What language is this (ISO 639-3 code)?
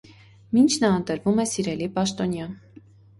hye